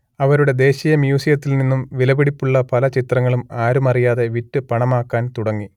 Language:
Malayalam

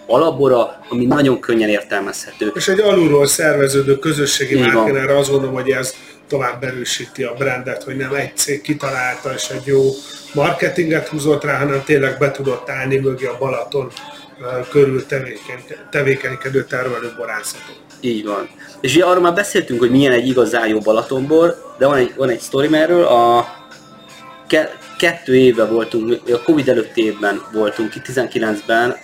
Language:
Hungarian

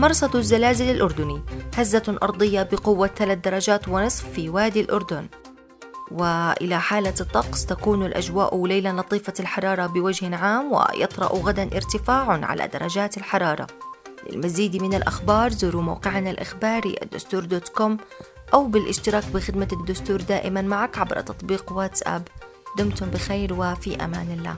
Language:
Arabic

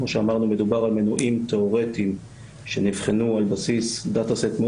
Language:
Hebrew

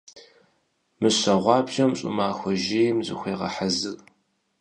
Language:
Kabardian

